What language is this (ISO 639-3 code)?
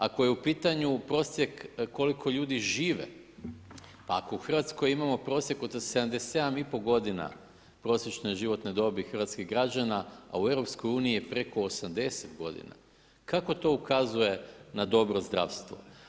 hrv